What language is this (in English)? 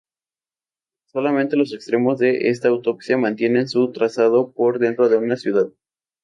Spanish